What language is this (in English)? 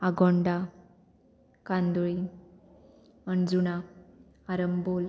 Konkani